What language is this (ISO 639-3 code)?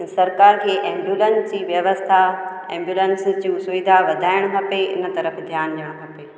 snd